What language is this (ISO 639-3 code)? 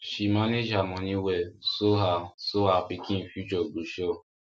pcm